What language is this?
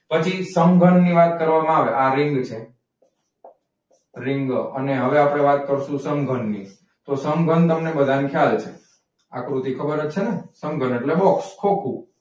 Gujarati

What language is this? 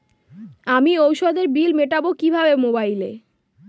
Bangla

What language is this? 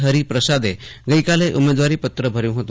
Gujarati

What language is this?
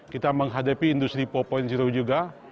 Indonesian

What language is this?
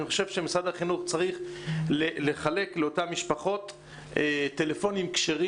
Hebrew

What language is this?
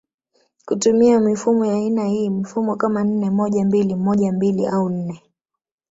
Swahili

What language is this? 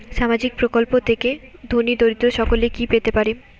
Bangla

